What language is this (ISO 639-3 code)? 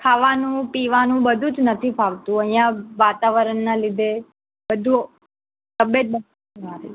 guj